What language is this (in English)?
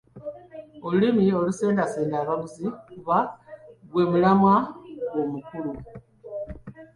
Ganda